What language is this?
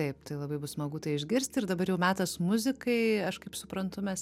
Lithuanian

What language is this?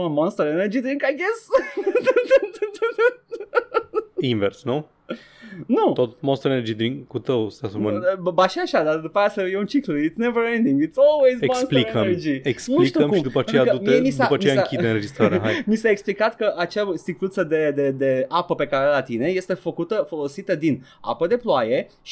Romanian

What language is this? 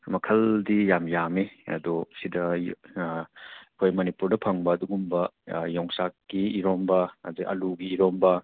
Manipuri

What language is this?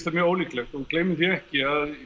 Icelandic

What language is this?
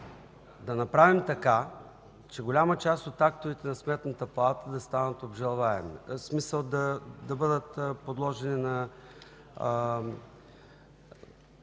Bulgarian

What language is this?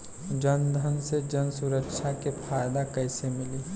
Bhojpuri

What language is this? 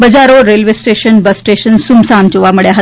Gujarati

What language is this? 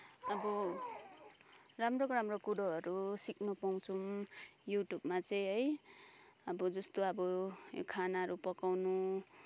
Nepali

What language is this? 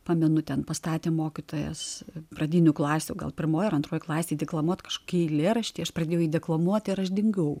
Lithuanian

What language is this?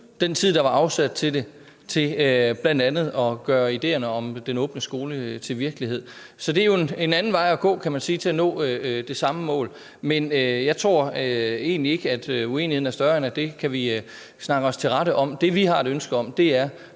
Danish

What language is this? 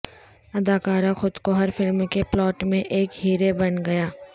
Urdu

